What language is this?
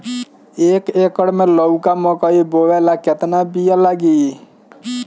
Bhojpuri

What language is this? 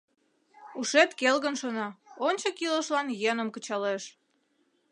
Mari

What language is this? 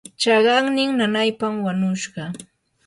Yanahuanca Pasco Quechua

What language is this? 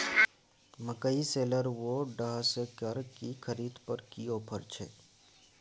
Maithili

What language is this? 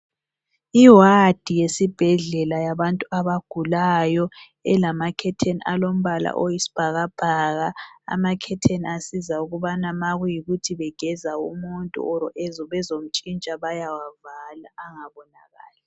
North Ndebele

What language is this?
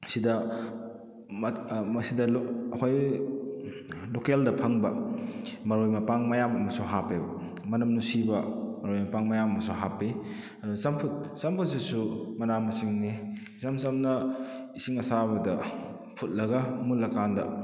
Manipuri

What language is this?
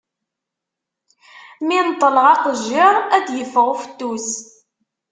Kabyle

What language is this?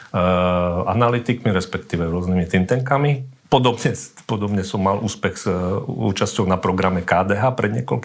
Slovak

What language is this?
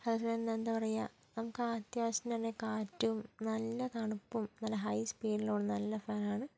Malayalam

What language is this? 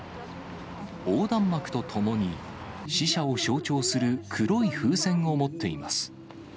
Japanese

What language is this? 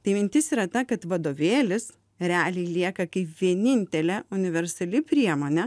Lithuanian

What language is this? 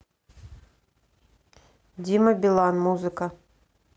Russian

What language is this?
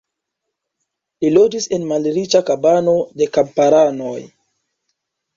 Esperanto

